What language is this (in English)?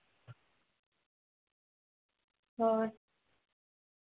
Santali